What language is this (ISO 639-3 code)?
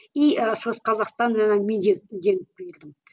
kaz